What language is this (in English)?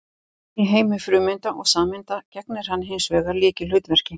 Icelandic